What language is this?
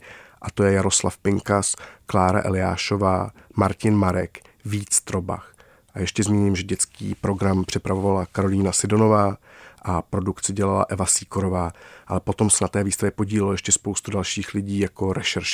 Czech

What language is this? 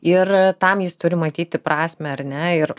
Lithuanian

